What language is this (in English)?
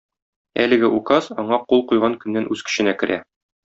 Tatar